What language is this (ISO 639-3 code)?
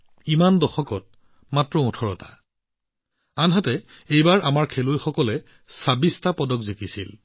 asm